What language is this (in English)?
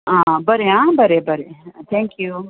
Konkani